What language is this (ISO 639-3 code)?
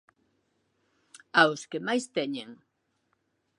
glg